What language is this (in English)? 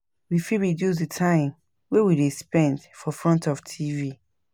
Nigerian Pidgin